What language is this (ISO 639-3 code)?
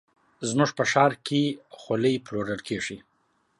pus